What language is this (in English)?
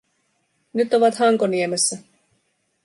Finnish